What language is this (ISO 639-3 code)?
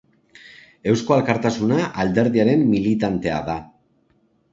eus